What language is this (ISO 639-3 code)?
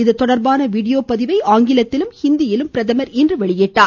tam